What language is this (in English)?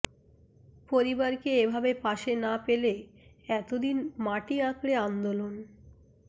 Bangla